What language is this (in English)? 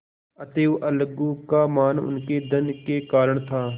Hindi